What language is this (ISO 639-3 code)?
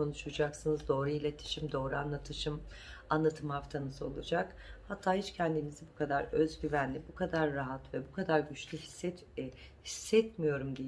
tur